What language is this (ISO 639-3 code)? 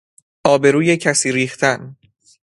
fas